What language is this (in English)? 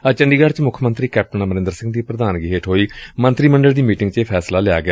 Punjabi